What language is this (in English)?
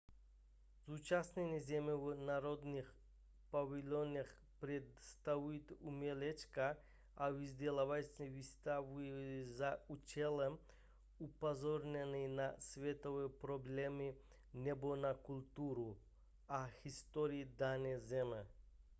Czech